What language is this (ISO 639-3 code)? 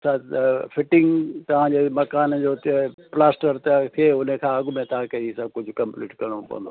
snd